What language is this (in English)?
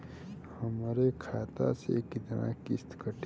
Bhojpuri